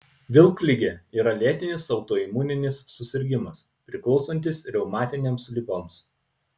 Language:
Lithuanian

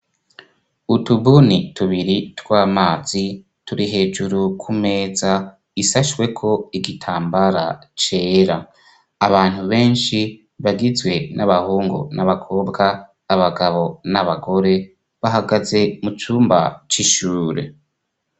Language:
Rundi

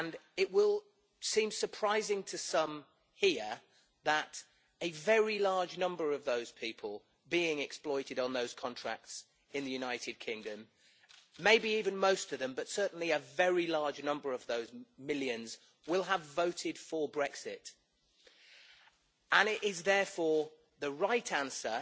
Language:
English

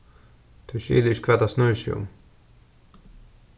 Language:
Faroese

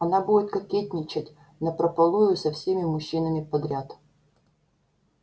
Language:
Russian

